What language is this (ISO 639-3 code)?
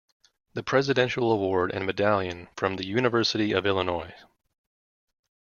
eng